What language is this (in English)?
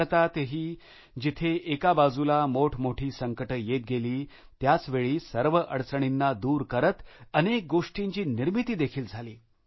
Marathi